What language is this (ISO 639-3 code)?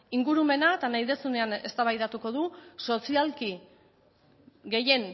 eus